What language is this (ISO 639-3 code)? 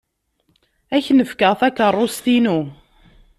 kab